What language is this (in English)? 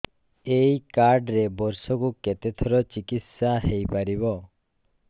Odia